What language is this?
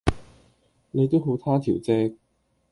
Cantonese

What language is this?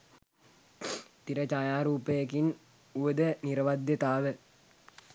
Sinhala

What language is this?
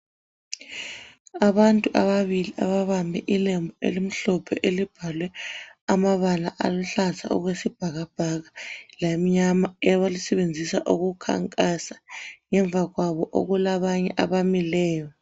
North Ndebele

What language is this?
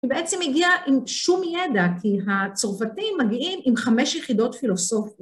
Hebrew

